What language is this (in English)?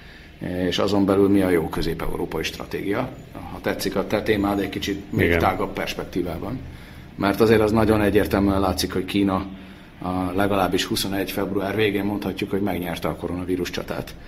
Hungarian